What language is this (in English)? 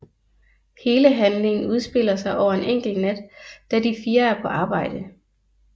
Danish